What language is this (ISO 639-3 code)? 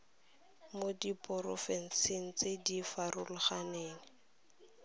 tsn